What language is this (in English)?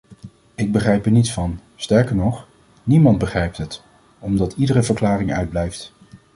Dutch